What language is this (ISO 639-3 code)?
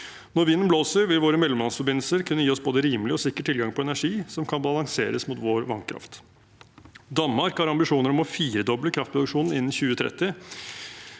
nor